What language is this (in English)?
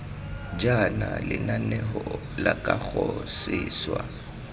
Tswana